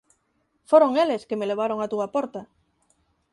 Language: Galician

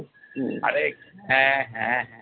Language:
Bangla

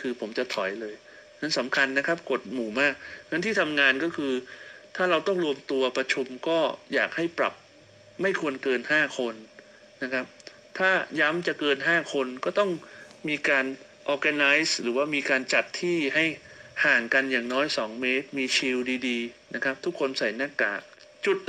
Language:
Thai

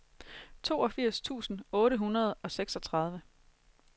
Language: Danish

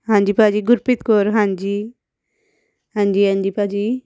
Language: Punjabi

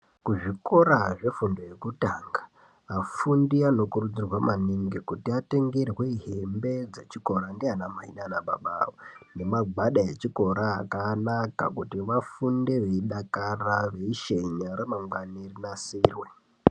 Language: Ndau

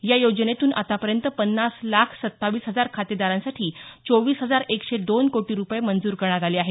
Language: Marathi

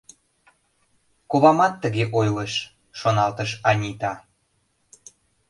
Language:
Mari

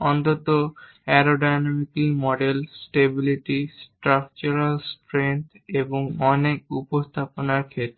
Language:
Bangla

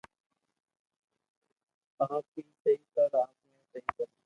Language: Loarki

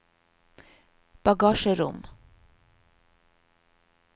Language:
Norwegian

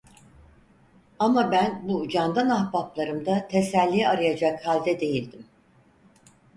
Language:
Turkish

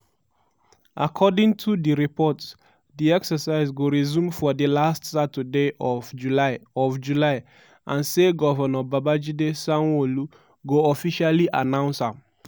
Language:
Nigerian Pidgin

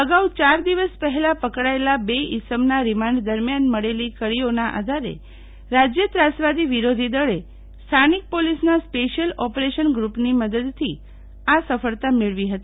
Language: Gujarati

